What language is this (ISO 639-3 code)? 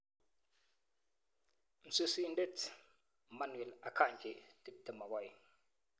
kln